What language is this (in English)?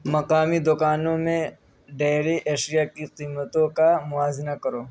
Urdu